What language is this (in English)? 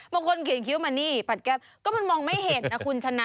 Thai